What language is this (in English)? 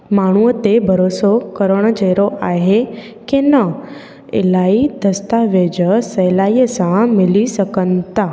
Sindhi